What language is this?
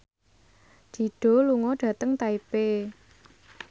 Javanese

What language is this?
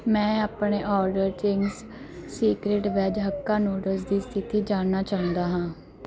Punjabi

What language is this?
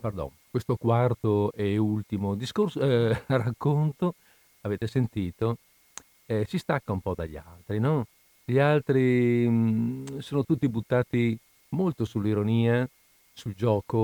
Italian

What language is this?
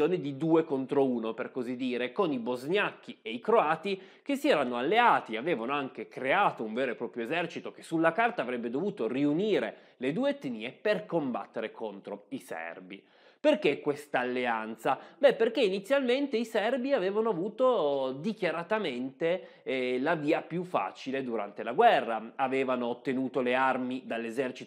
Italian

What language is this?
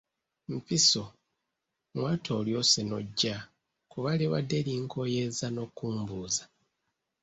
Ganda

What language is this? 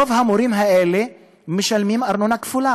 Hebrew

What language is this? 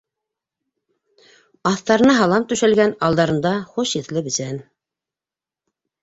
Bashkir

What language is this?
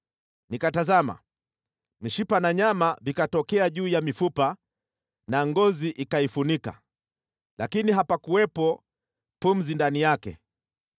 Swahili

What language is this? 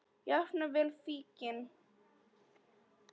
Icelandic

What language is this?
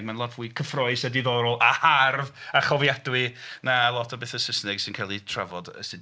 Welsh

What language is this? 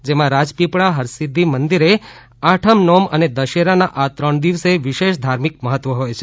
Gujarati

